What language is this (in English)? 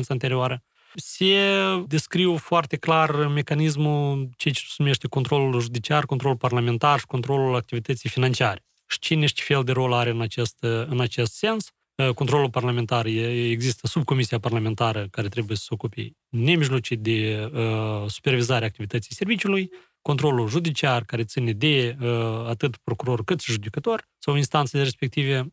Romanian